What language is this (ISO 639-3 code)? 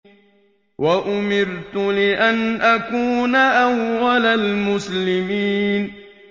ara